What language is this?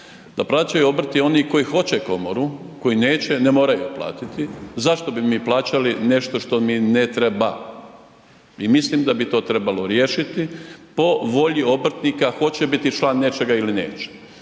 Croatian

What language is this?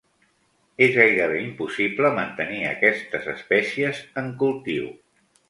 Catalan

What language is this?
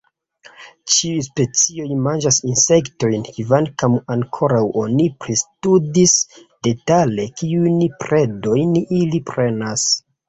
Esperanto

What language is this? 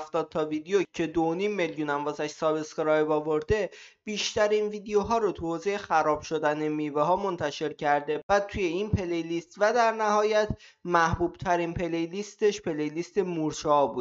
Persian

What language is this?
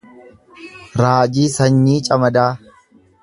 Oromo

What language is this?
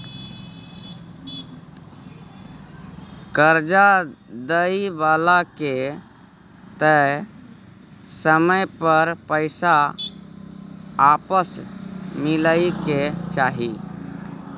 Maithili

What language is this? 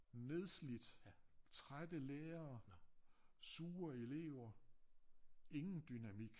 Danish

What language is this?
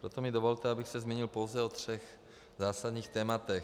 Czech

